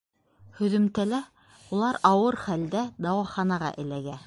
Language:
Bashkir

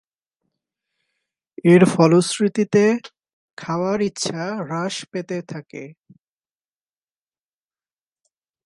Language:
Bangla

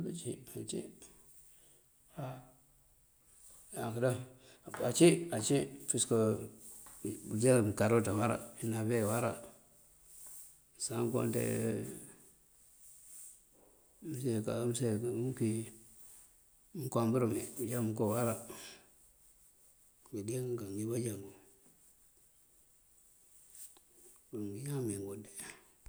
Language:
Mandjak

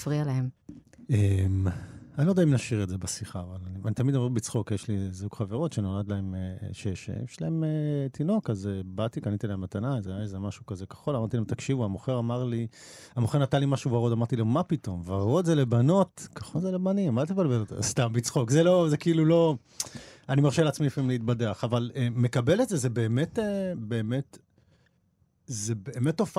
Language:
Hebrew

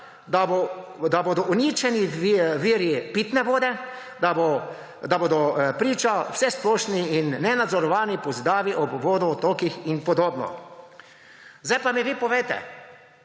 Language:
Slovenian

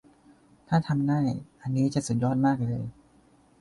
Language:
Thai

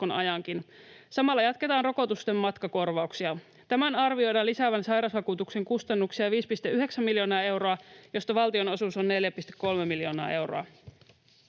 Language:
Finnish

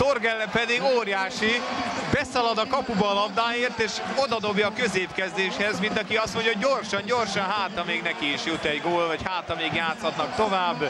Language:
Hungarian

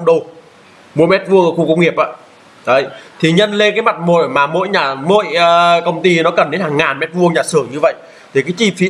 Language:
Vietnamese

